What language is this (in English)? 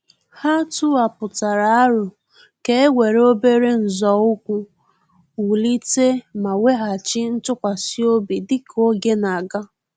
Igbo